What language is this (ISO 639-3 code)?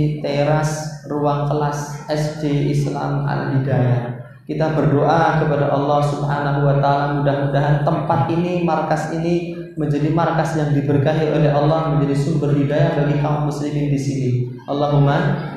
ind